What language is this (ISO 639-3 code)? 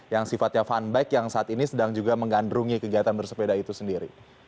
ind